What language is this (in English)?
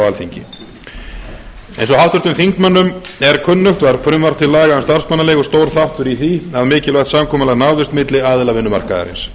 Icelandic